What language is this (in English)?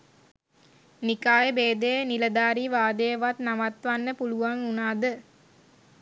Sinhala